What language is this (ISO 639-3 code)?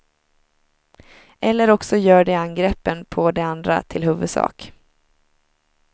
swe